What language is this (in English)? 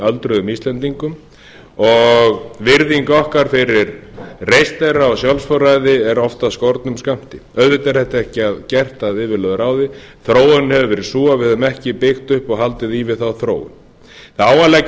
Icelandic